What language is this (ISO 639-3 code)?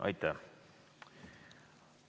est